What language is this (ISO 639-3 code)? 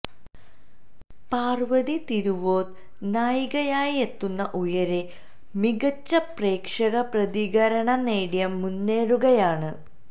mal